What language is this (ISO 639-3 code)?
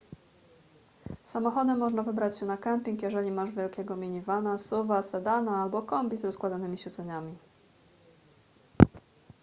pol